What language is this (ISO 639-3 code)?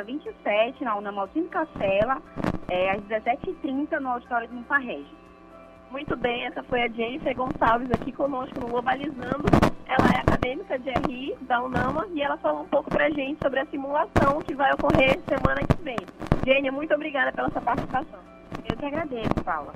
por